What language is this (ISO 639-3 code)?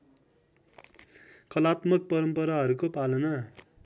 nep